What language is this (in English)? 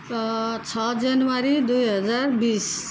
Nepali